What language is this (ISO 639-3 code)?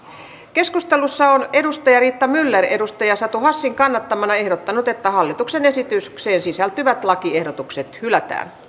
fin